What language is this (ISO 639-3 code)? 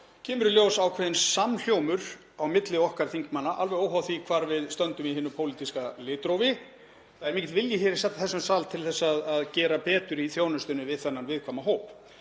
isl